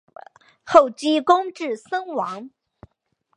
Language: Chinese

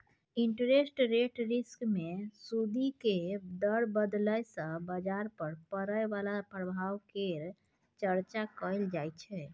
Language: Maithili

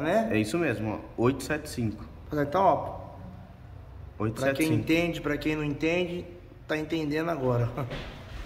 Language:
Portuguese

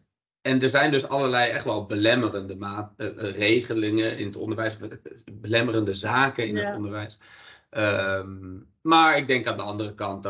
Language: Dutch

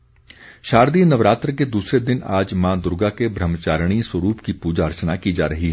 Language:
Hindi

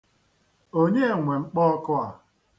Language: Igbo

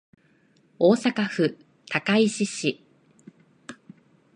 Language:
Japanese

